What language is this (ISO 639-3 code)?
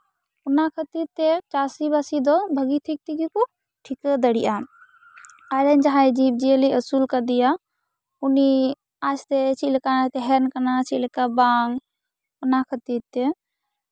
sat